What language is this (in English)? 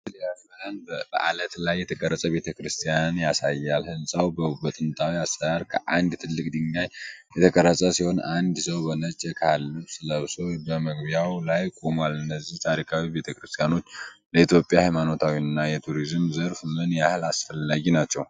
Amharic